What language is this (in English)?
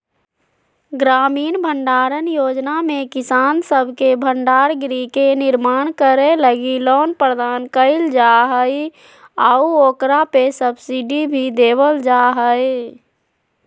Magahi